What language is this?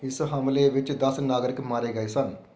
Punjabi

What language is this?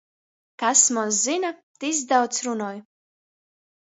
Latgalian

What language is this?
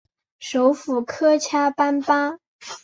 Chinese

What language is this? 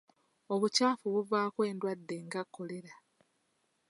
Ganda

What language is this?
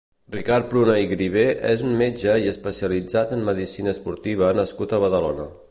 Catalan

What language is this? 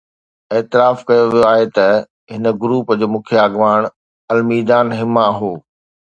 Sindhi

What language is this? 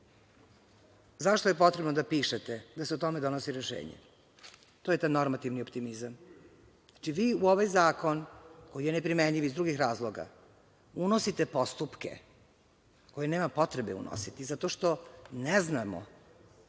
Serbian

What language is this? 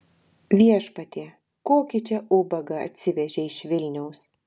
Lithuanian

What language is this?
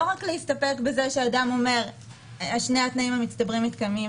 Hebrew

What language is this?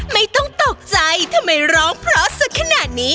Thai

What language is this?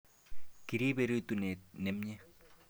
Kalenjin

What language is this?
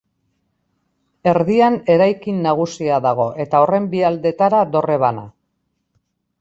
Basque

